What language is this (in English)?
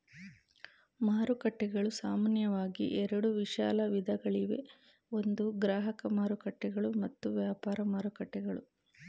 Kannada